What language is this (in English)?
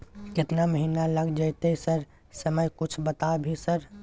Maithili